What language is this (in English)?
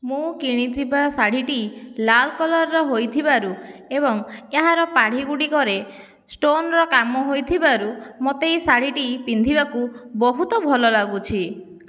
Odia